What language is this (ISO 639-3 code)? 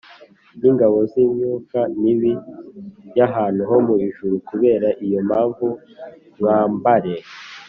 kin